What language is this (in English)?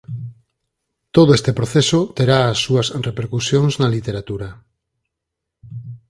Galician